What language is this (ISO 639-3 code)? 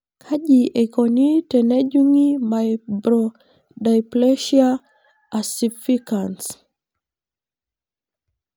mas